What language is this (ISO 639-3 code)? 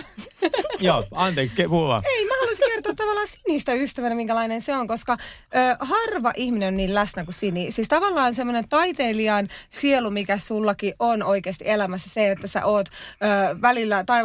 fin